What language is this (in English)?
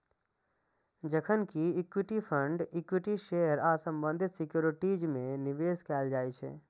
Maithili